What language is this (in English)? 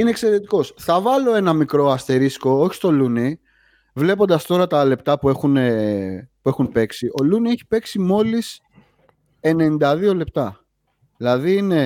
Greek